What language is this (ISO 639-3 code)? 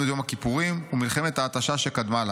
heb